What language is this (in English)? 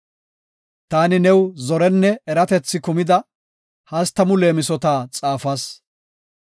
Gofa